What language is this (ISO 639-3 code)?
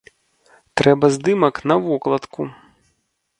bel